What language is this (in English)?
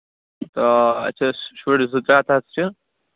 Kashmiri